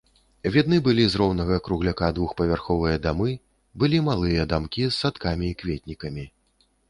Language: Belarusian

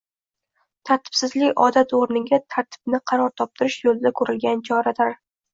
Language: Uzbek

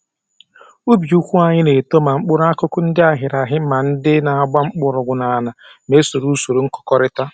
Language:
Igbo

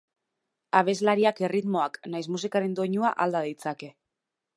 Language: Basque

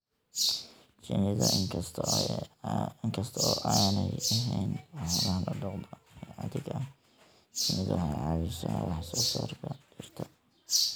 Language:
Somali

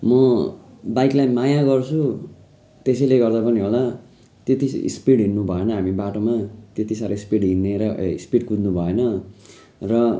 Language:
Nepali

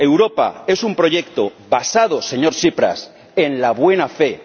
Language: Spanish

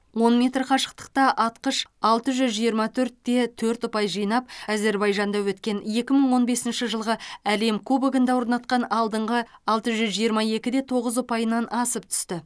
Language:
Kazakh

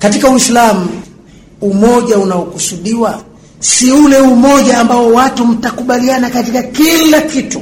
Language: Swahili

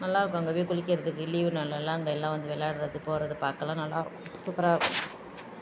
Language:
Tamil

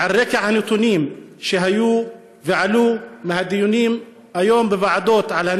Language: Hebrew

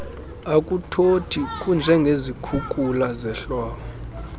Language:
Xhosa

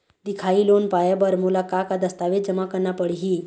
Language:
Chhattisgarhi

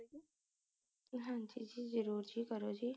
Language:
Punjabi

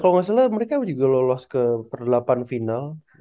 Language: Indonesian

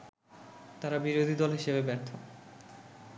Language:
Bangla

